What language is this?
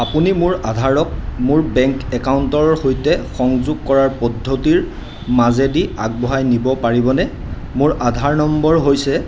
Assamese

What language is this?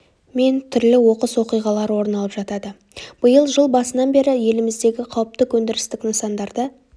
Kazakh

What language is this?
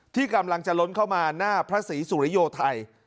Thai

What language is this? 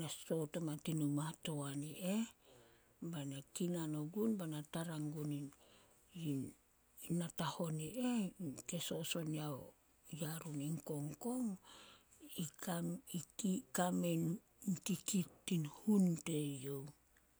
Solos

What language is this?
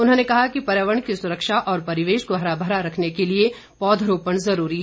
Hindi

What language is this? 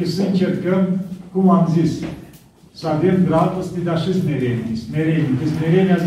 Romanian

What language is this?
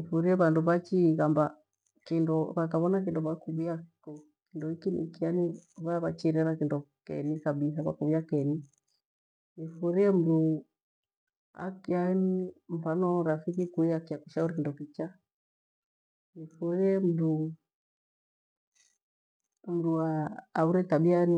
Gweno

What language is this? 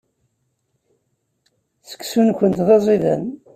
Kabyle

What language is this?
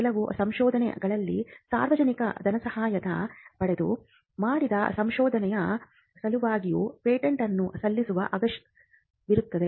Kannada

